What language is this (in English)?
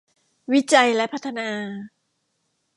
Thai